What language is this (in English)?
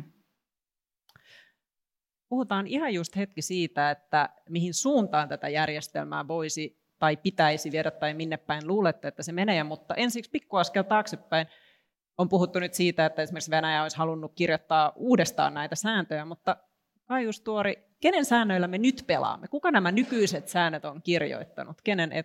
Finnish